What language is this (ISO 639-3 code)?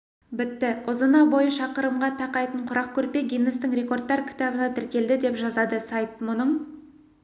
kaz